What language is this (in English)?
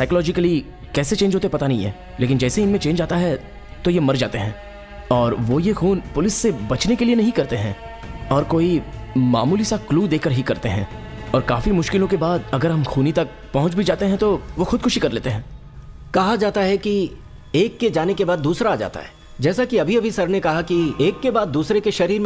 Hindi